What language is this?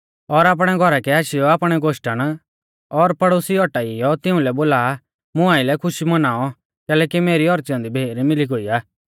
Mahasu Pahari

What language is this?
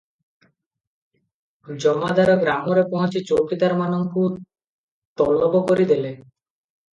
Odia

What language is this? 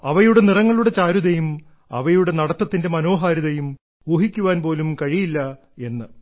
Malayalam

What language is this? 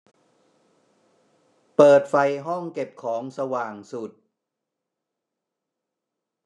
Thai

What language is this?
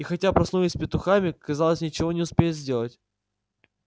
Russian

